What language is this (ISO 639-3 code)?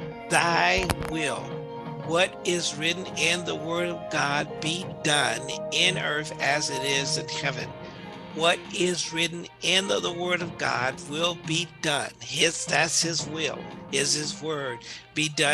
eng